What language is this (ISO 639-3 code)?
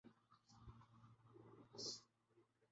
urd